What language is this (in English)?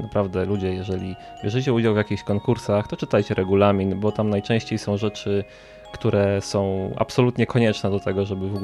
Polish